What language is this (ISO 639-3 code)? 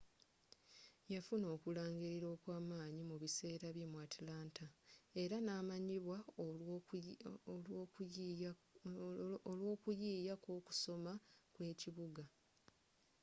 lug